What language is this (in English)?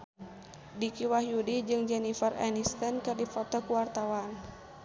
Sundanese